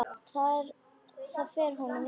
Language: Icelandic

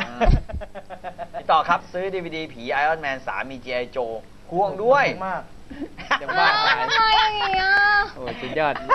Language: Thai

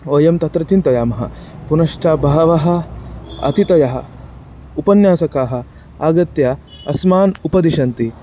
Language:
Sanskrit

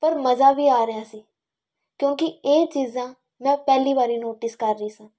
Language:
Punjabi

